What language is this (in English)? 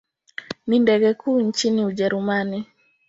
Swahili